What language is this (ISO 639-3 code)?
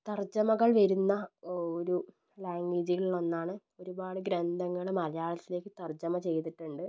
mal